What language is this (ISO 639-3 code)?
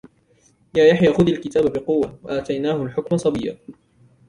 ara